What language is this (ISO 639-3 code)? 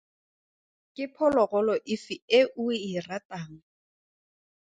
tsn